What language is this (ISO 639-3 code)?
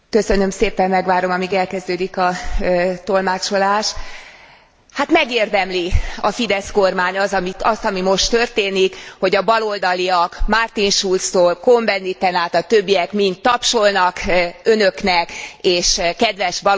hun